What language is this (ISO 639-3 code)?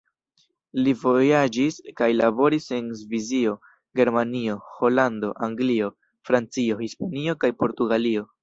epo